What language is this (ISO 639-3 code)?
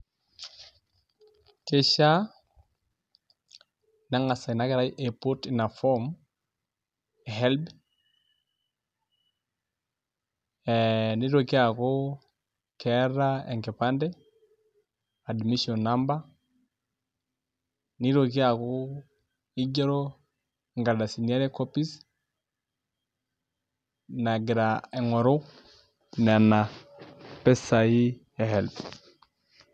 mas